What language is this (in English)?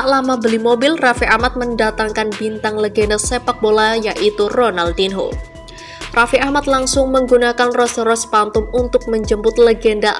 Indonesian